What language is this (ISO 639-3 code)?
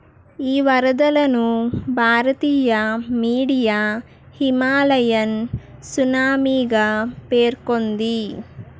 tel